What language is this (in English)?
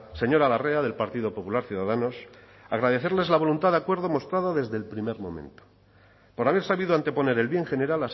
Spanish